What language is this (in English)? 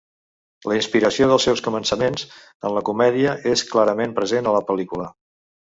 Catalan